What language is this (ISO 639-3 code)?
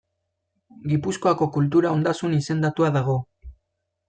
eus